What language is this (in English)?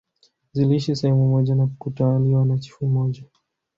Swahili